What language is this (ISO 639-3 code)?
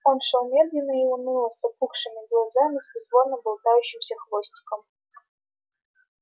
rus